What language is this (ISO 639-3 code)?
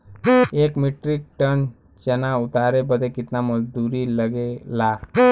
bho